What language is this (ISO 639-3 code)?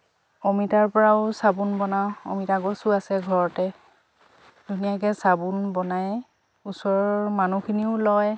asm